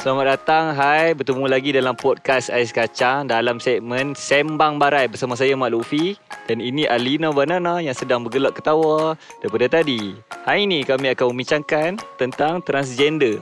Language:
Malay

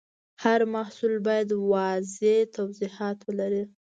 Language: Pashto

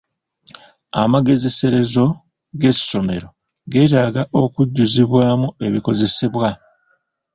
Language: Ganda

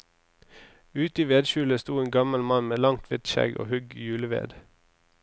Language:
Norwegian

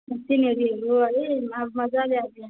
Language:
Nepali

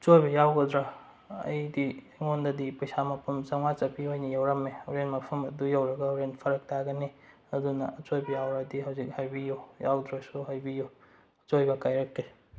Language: Manipuri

